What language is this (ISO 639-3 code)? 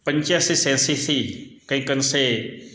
guj